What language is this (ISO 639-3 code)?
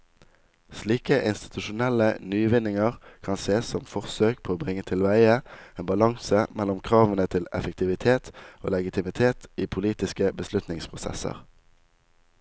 nor